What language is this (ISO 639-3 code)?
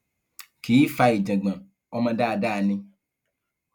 yor